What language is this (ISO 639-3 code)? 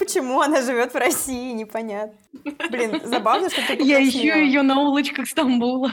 rus